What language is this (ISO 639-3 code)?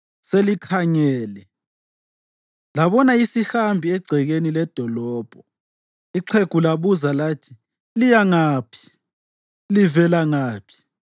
nde